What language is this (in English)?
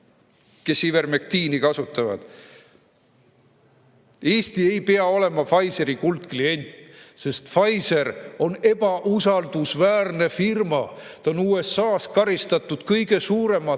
Estonian